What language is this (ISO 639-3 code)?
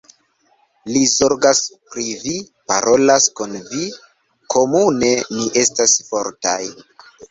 epo